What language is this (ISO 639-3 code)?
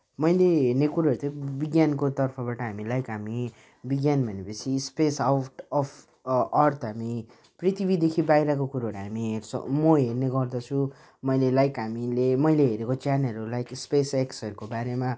nep